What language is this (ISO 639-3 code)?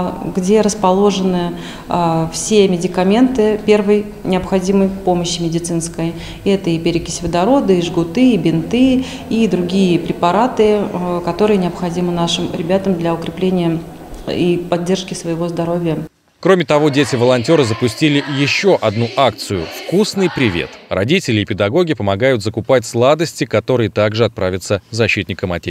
rus